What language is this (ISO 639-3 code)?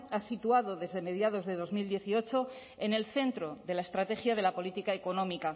spa